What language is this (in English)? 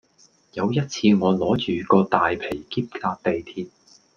Cantonese